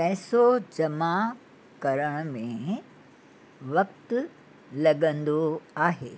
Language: Sindhi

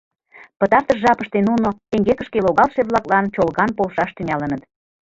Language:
Mari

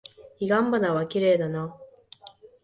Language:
Japanese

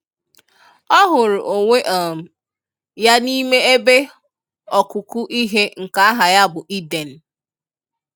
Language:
Igbo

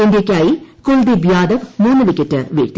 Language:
Malayalam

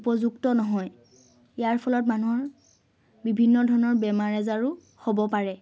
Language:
Assamese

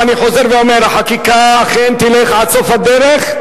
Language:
Hebrew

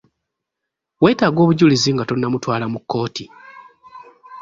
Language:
Ganda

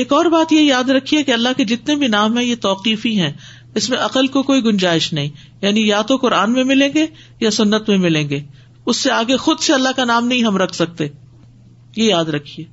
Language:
Urdu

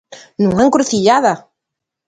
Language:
Galician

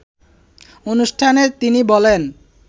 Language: Bangla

